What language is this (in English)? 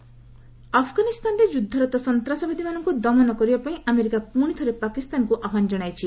Odia